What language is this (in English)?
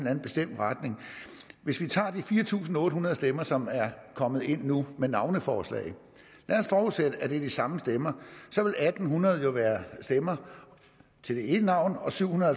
Danish